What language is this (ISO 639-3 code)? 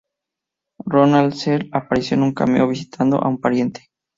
spa